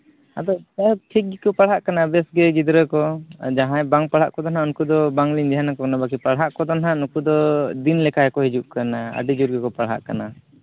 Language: Santali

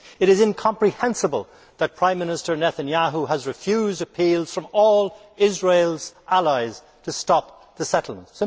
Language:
English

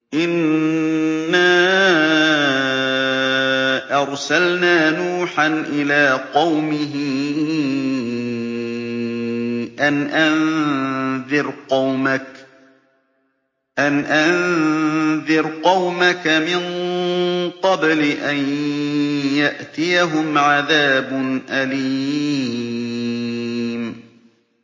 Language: Arabic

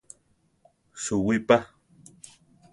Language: Central Tarahumara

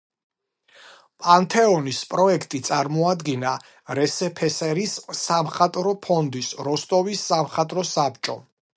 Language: Georgian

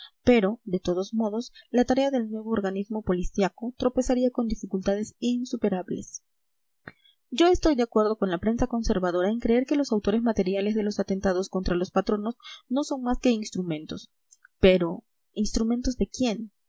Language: Spanish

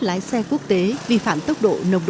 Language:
Vietnamese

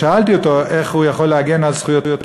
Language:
Hebrew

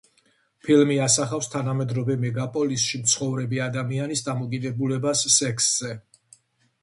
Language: Georgian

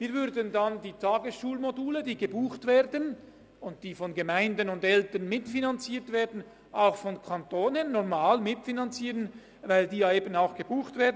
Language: Swiss German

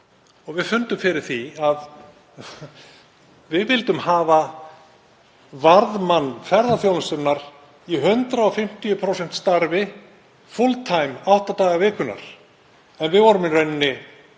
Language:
Icelandic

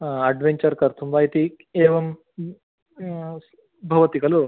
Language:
Sanskrit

